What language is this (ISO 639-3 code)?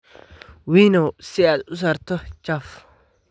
som